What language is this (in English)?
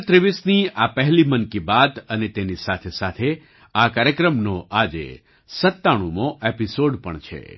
Gujarati